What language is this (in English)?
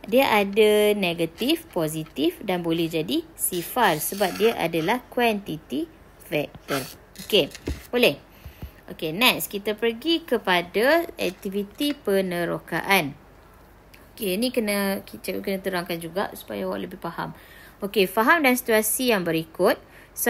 Malay